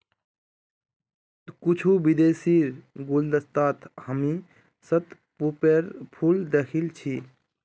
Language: Magahi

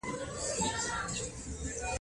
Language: Pashto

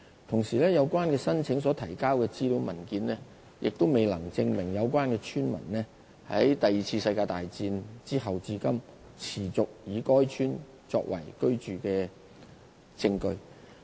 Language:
Cantonese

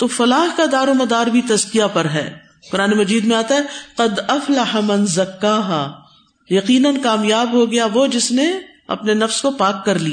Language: Urdu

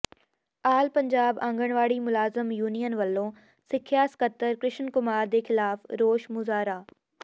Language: Punjabi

